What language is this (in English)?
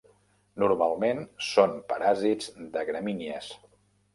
Catalan